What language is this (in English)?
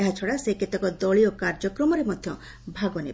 Odia